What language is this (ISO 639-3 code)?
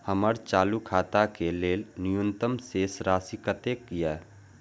mai